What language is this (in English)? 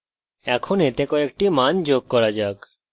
Bangla